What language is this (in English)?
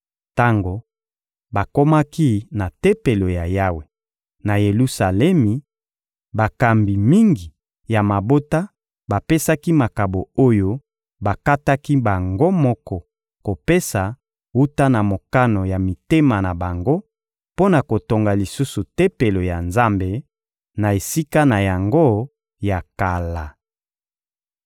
Lingala